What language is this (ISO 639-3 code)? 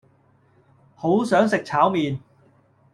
yue